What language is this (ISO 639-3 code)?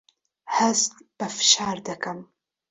ckb